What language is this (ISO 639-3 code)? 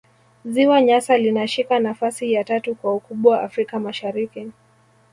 swa